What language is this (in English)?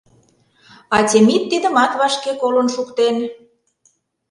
Mari